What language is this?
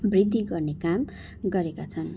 Nepali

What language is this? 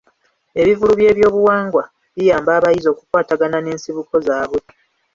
Ganda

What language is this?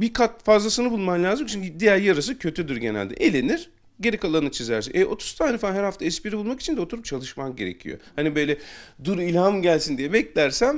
Turkish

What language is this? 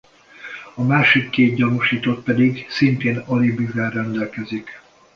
Hungarian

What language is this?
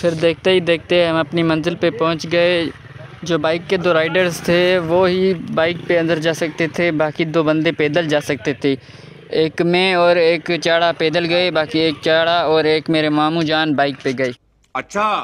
Hindi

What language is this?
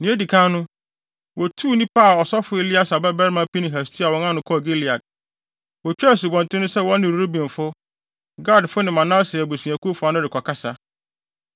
Akan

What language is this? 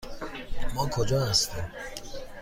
Persian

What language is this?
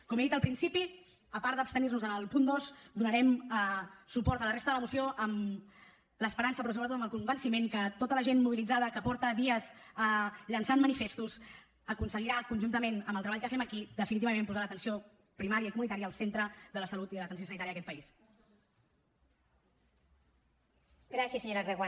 Catalan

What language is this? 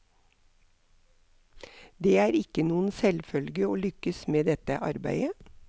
Norwegian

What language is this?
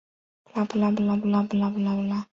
Chinese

